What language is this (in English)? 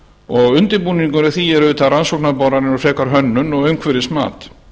Icelandic